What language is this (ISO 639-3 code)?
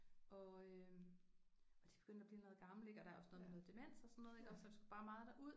dan